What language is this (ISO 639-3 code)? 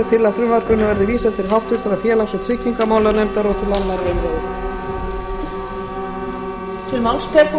isl